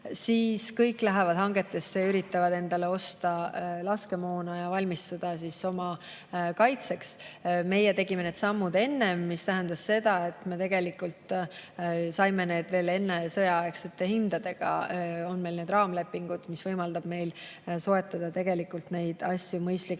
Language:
Estonian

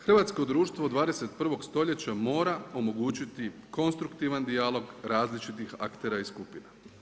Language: Croatian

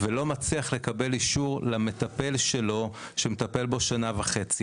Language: Hebrew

